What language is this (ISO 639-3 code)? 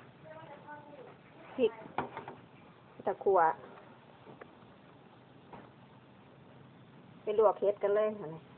tha